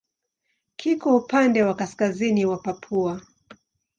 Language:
Swahili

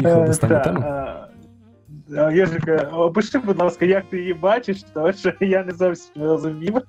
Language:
Ukrainian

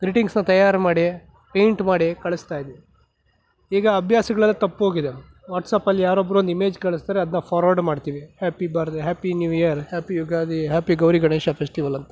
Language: Kannada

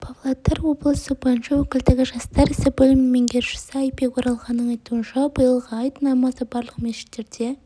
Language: Kazakh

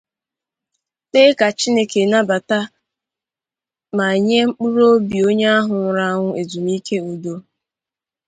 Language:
Igbo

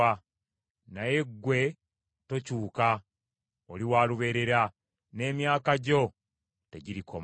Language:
Ganda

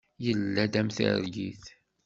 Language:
Kabyle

